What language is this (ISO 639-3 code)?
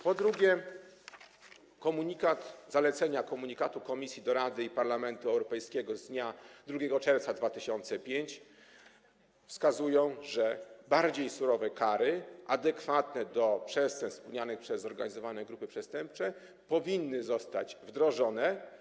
pol